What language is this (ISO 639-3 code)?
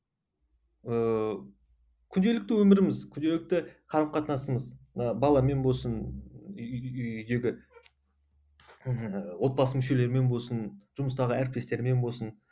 kaz